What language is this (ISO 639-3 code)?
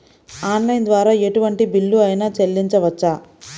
tel